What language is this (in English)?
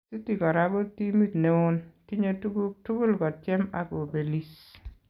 Kalenjin